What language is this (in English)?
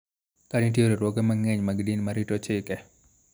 Luo (Kenya and Tanzania)